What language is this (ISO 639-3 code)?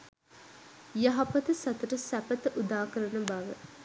sin